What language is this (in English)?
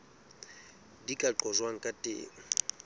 Southern Sotho